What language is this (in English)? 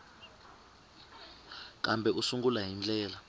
Tsonga